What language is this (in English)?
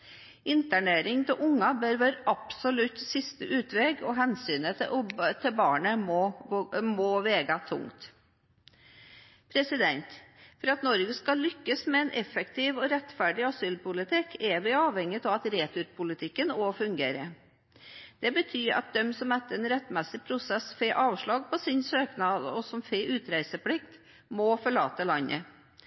Norwegian Bokmål